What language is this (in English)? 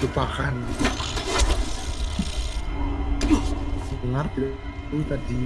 Indonesian